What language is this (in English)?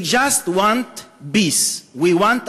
Hebrew